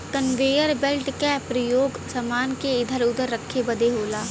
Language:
Bhojpuri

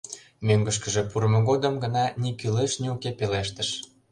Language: Mari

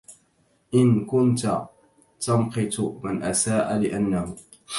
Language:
Arabic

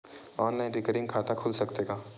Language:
Chhattisgarhi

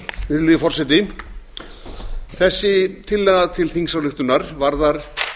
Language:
Icelandic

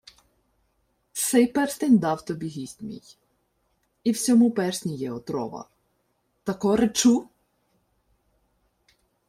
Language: Ukrainian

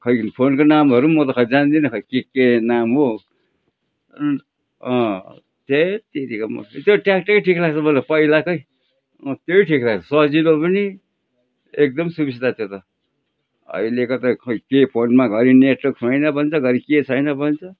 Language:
Nepali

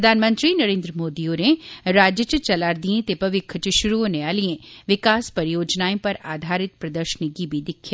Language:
Dogri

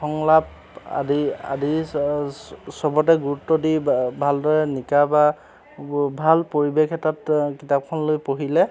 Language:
Assamese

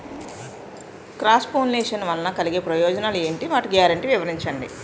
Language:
Telugu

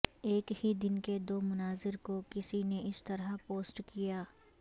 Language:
Urdu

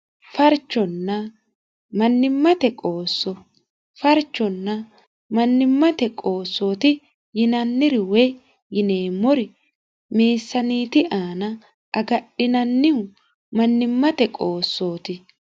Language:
Sidamo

